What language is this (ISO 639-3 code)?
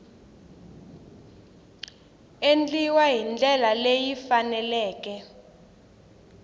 tso